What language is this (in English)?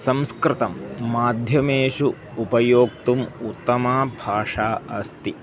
Sanskrit